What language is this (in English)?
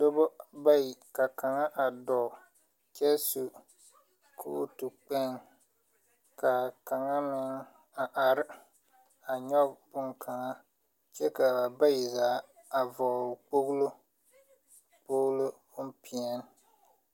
Southern Dagaare